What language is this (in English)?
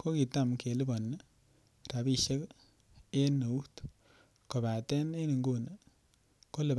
Kalenjin